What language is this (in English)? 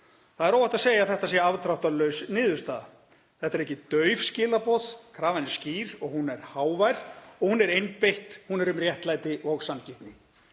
Icelandic